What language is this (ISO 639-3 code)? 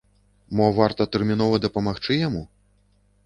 bel